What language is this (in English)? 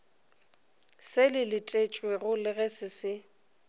Northern Sotho